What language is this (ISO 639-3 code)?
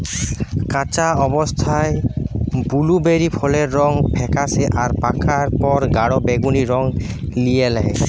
ben